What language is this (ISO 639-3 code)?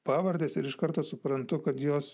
lit